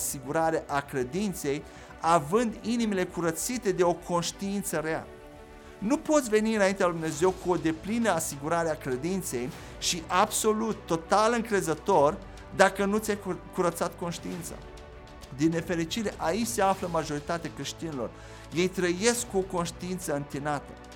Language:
Romanian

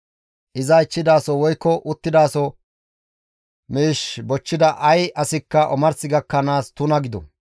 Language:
Gamo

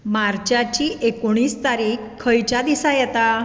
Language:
Konkani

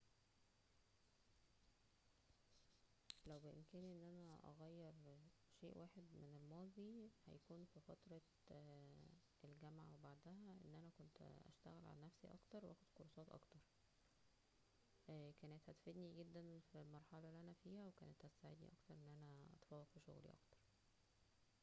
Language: Egyptian Arabic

